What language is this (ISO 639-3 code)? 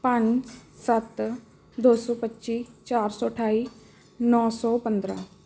pan